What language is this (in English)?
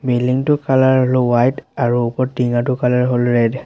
Assamese